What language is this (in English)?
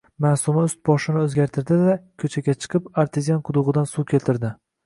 Uzbek